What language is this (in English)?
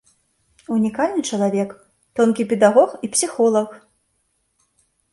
Belarusian